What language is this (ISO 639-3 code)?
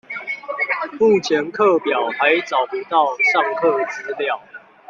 zho